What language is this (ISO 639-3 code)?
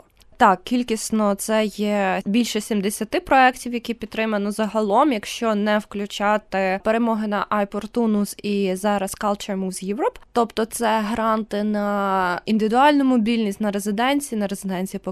ukr